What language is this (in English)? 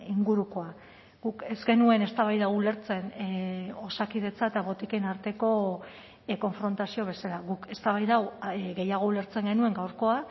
Basque